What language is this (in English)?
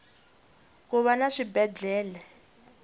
Tsonga